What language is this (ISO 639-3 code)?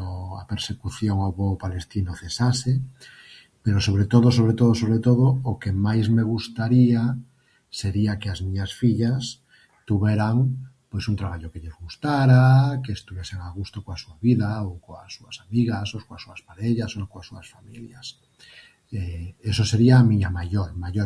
glg